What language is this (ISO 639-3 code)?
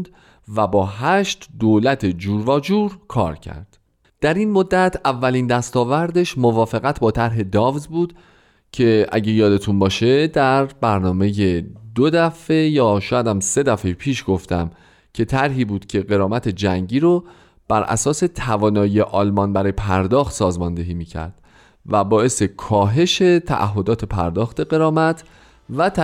fas